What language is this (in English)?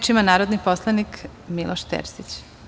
Serbian